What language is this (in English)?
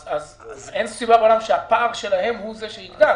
Hebrew